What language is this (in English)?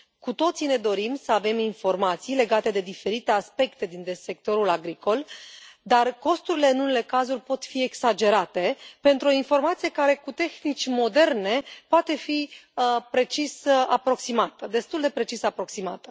Romanian